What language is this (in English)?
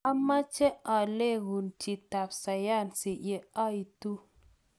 Kalenjin